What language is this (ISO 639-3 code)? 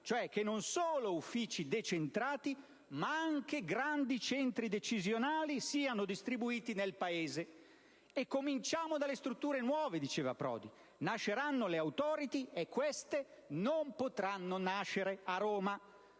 ita